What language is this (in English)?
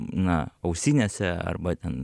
Lithuanian